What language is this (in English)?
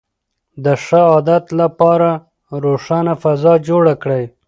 Pashto